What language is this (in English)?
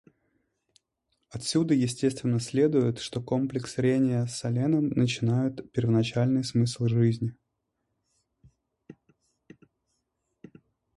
Russian